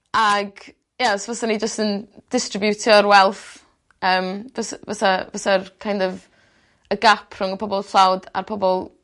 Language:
Welsh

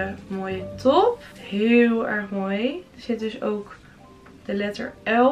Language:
Dutch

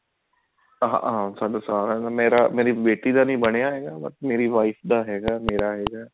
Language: Punjabi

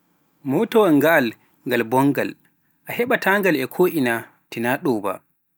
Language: Pular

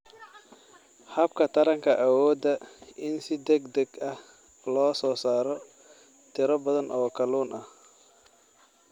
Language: Somali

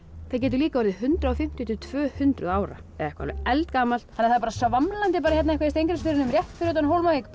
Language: Icelandic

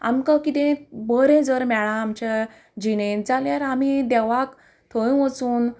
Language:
Konkani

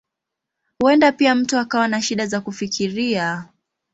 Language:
Swahili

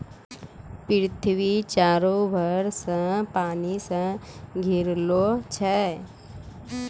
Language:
Maithili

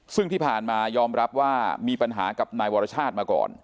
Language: Thai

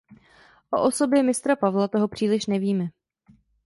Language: Czech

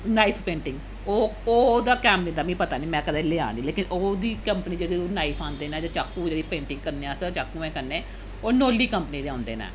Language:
Dogri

